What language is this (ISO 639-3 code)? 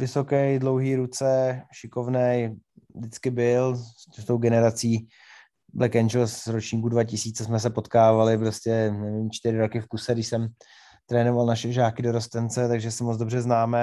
ces